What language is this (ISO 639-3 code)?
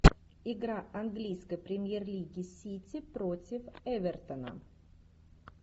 rus